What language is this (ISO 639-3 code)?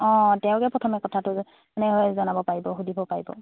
asm